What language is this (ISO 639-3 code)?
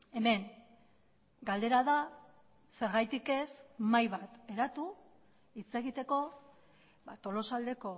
eus